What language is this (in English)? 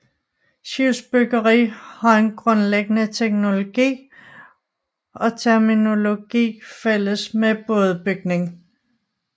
Danish